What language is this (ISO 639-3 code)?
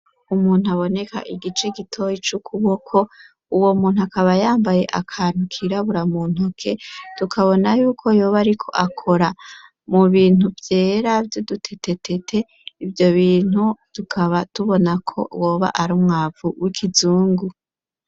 run